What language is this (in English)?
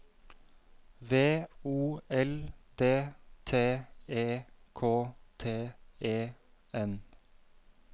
Norwegian